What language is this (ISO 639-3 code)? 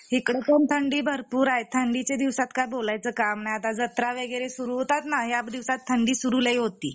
mar